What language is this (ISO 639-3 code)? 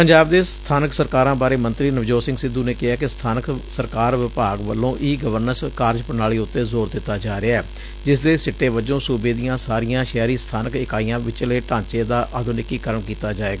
pan